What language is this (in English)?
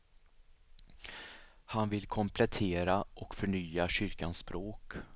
Swedish